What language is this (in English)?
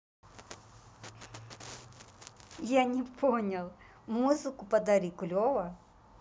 Russian